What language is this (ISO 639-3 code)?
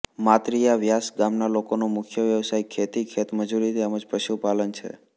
guj